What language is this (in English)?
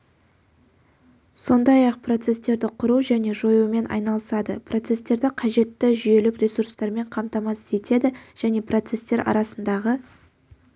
Kazakh